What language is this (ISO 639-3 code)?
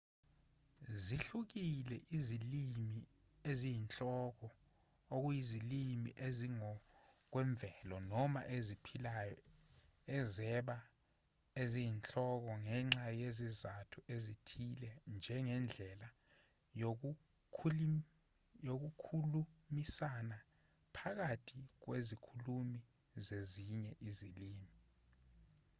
zul